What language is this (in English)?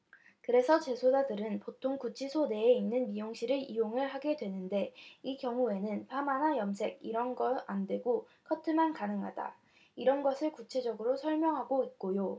Korean